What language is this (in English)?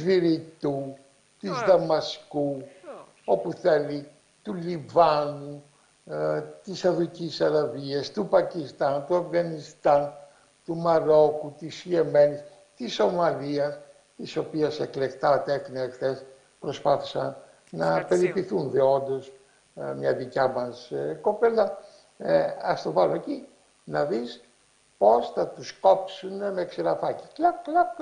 Greek